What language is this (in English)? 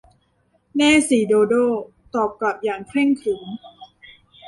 Thai